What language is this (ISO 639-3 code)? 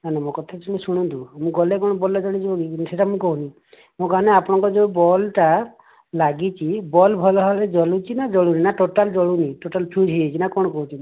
ori